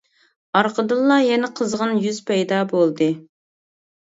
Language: Uyghur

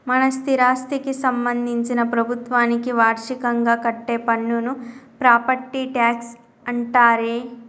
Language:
Telugu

